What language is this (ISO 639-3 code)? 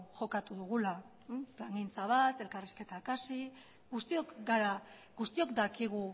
eus